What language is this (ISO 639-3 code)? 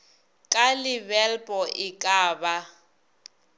nso